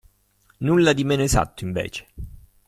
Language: Italian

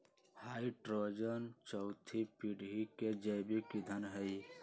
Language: Magahi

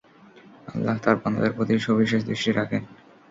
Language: Bangla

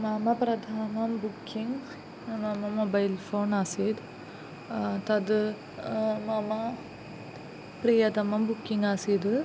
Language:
Sanskrit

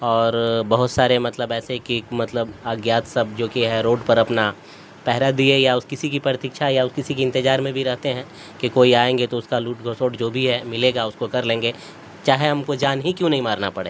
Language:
Urdu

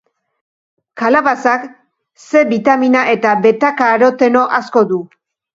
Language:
Basque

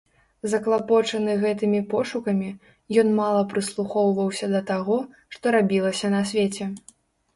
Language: Belarusian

